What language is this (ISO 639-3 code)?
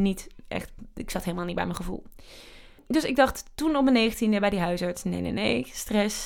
nld